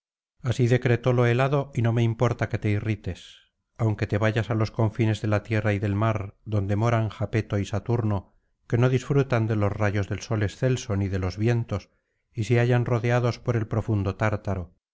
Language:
Spanish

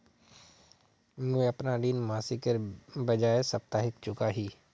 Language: Magahi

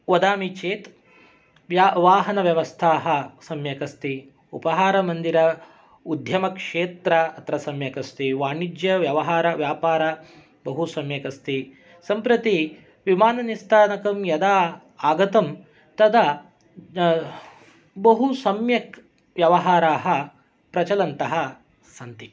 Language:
Sanskrit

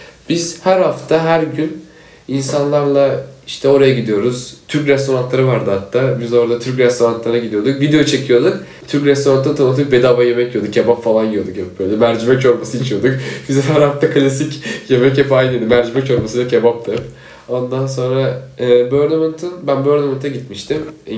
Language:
Turkish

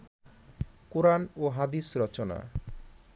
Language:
Bangla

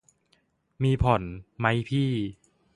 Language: Thai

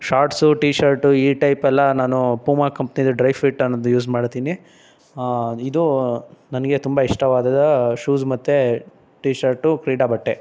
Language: Kannada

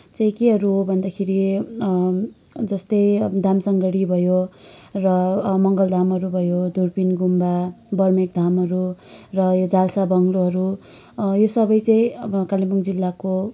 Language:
Nepali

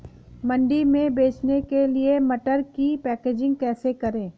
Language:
Hindi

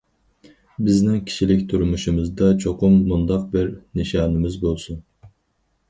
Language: Uyghur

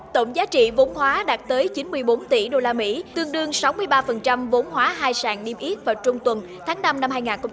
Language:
Vietnamese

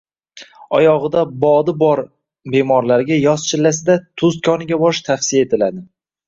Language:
Uzbek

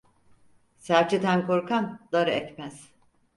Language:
Turkish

